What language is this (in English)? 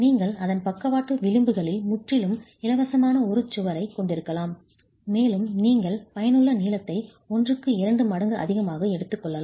Tamil